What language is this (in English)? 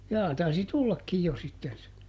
Finnish